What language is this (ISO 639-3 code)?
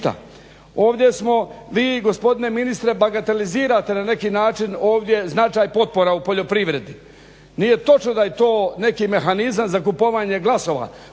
hrv